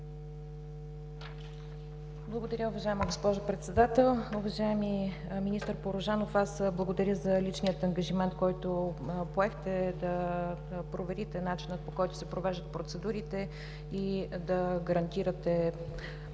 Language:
Bulgarian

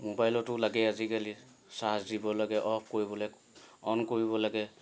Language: Assamese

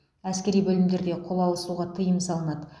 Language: Kazakh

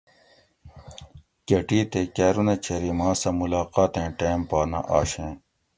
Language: Gawri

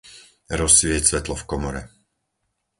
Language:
Slovak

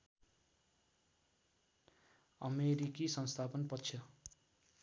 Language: Nepali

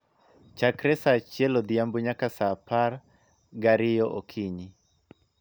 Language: Luo (Kenya and Tanzania)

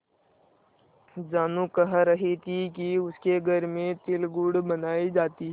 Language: Hindi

